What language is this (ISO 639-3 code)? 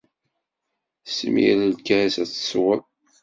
kab